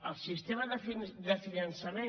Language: Catalan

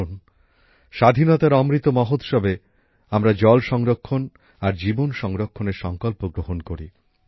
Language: Bangla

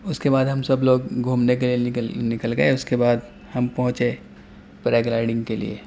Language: Urdu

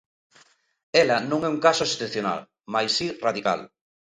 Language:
Galician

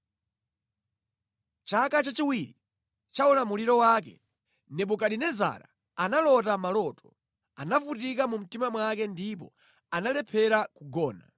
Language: Nyanja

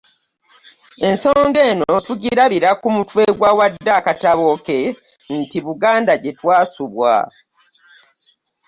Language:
Ganda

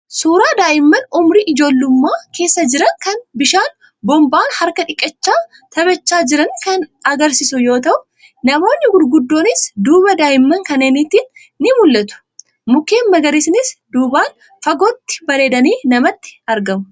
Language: Oromo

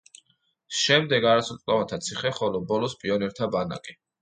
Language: Georgian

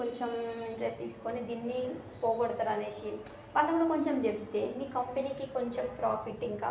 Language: Telugu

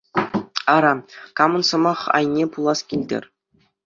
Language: Chuvash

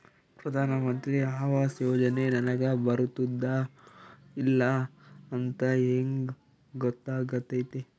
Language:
Kannada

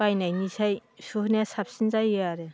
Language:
Bodo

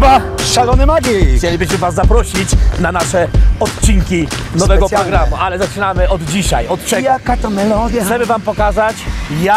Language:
Polish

